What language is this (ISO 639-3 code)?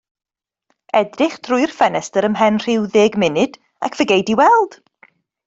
cym